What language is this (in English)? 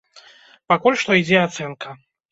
Belarusian